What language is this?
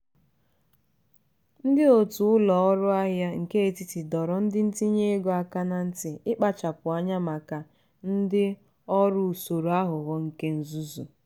Igbo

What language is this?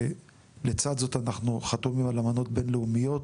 Hebrew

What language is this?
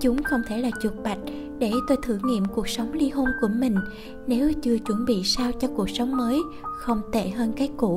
Vietnamese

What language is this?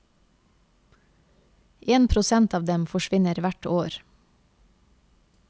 Norwegian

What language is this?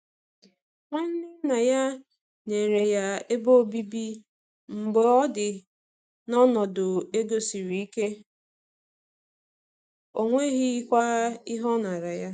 Igbo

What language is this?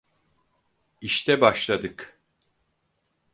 Turkish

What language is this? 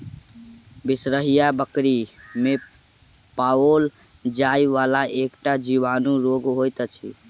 Maithili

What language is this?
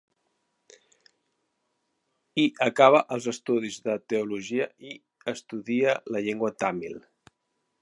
Catalan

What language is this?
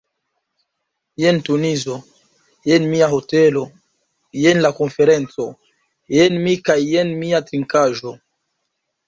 Esperanto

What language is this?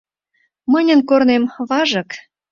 Mari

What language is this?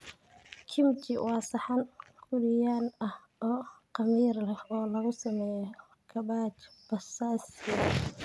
Somali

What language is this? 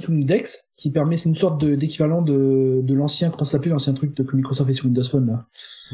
French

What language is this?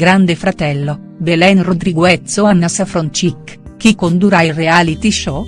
Italian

